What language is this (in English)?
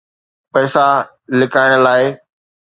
Sindhi